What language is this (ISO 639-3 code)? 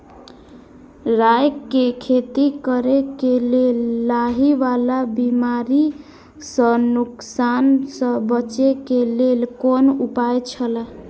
mai